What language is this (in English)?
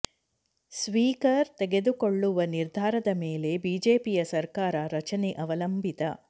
Kannada